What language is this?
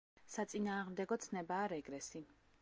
Georgian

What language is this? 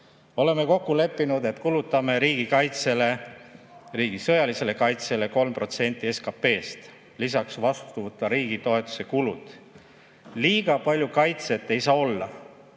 Estonian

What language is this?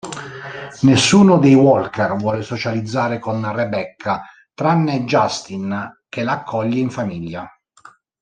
Italian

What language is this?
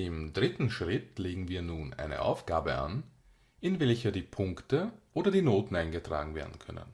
German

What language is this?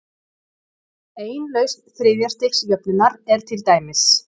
Icelandic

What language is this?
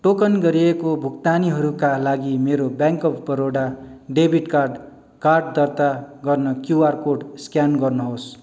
Nepali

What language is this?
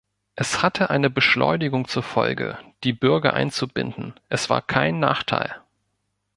German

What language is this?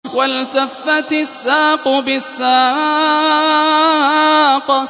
Arabic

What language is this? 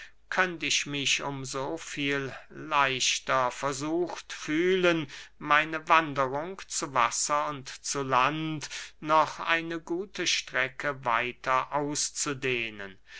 German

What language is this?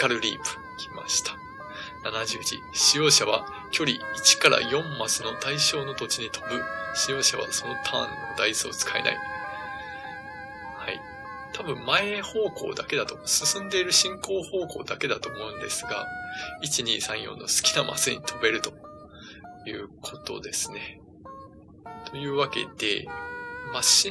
Japanese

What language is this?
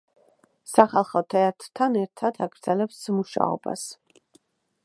Georgian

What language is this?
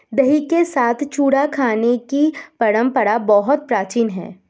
Hindi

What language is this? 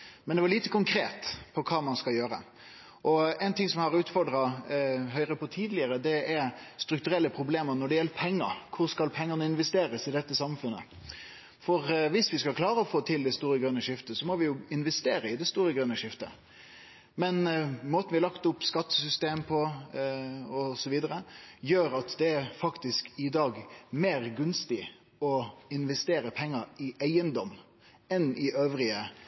Norwegian Nynorsk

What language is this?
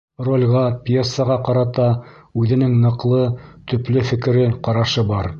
Bashkir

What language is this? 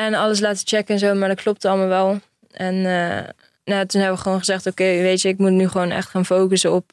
Dutch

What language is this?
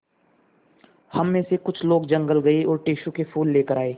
Hindi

